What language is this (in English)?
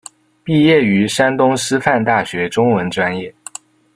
Chinese